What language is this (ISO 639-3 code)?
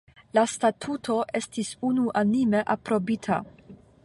epo